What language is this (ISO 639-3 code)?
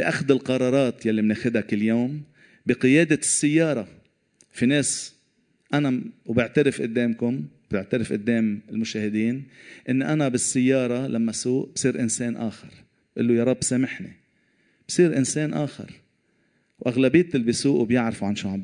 ara